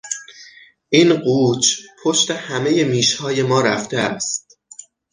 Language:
Persian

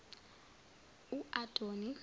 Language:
Zulu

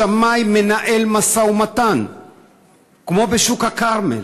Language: Hebrew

